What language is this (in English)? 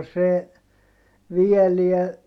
Finnish